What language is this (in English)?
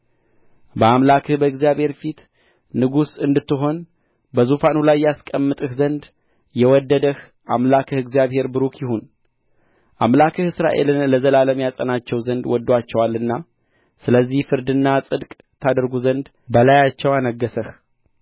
Amharic